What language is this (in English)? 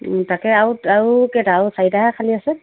Assamese